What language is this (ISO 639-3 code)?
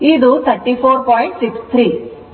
kan